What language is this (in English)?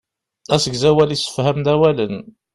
Kabyle